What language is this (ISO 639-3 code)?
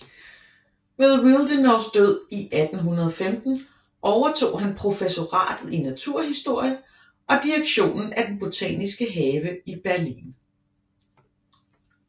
dan